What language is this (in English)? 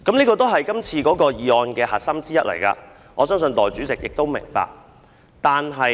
Cantonese